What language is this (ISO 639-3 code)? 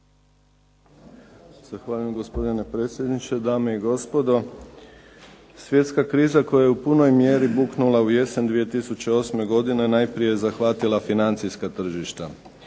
hrv